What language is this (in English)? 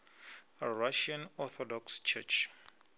Venda